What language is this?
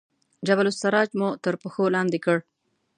Pashto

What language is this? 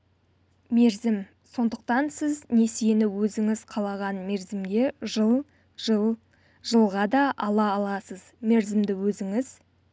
Kazakh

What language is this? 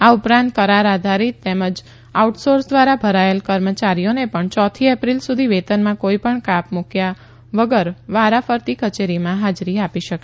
Gujarati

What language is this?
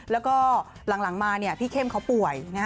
Thai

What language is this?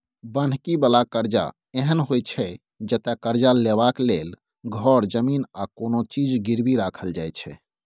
Maithili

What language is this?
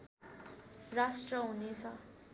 Nepali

